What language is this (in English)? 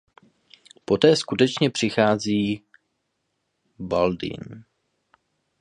Czech